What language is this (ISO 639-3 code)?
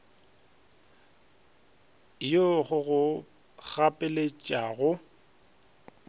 nso